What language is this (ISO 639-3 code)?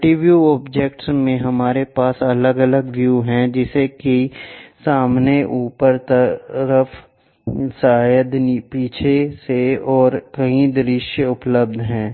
hin